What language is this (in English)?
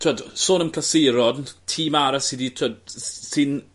Welsh